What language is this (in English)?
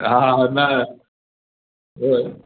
Sindhi